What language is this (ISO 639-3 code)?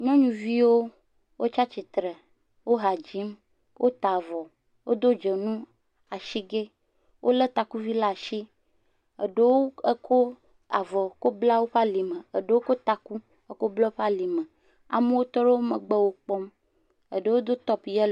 ewe